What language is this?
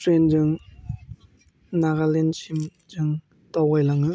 Bodo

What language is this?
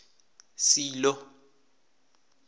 South Ndebele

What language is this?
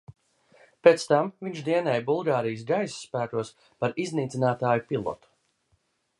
Latvian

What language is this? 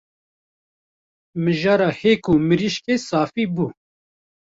Kurdish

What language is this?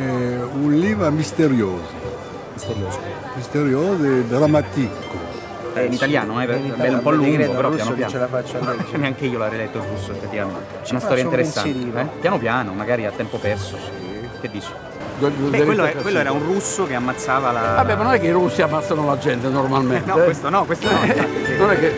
Italian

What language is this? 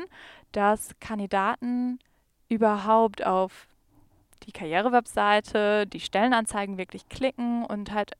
German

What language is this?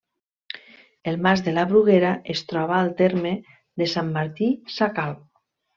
Catalan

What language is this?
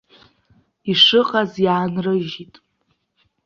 Abkhazian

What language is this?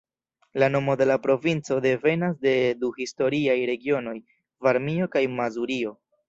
Esperanto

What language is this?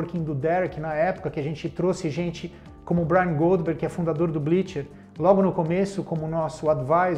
Portuguese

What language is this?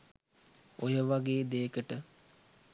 Sinhala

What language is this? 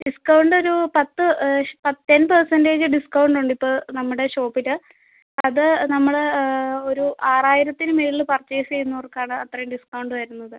Malayalam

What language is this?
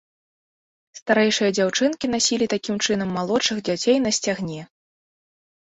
Belarusian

